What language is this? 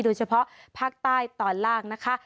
Thai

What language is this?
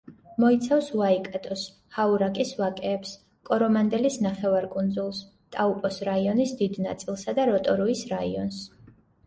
Georgian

